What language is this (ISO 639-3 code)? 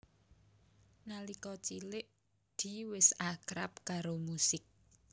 jav